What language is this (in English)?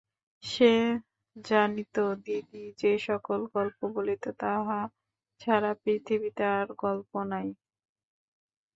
Bangla